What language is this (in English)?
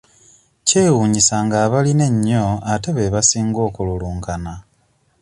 Ganda